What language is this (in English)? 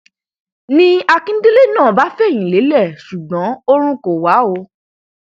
Yoruba